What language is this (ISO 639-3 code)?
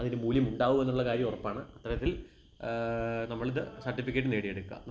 mal